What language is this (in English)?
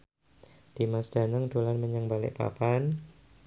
Javanese